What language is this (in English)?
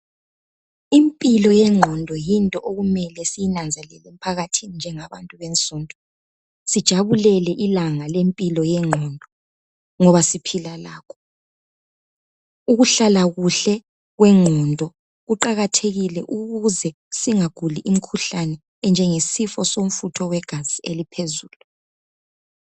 North Ndebele